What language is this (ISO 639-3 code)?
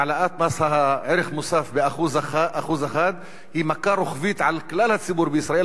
heb